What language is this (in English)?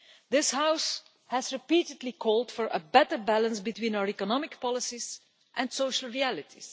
English